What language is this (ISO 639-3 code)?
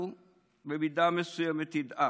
heb